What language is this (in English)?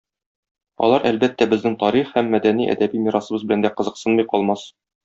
Tatar